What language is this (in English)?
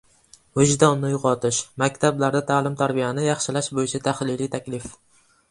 Uzbek